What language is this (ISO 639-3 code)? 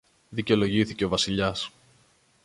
ell